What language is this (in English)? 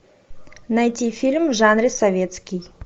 Russian